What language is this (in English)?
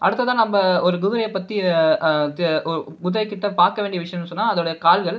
Tamil